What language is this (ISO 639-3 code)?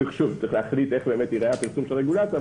heb